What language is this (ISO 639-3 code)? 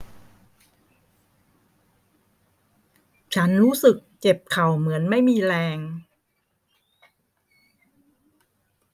tha